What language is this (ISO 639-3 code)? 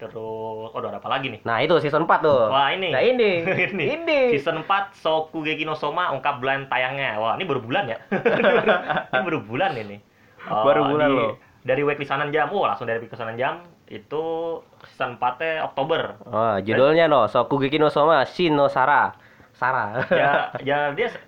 ind